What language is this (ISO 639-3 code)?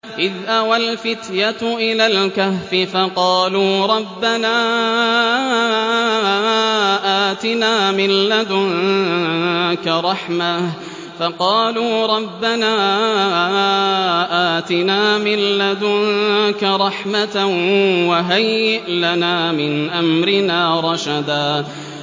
ara